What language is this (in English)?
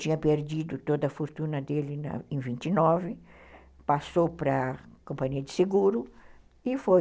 Portuguese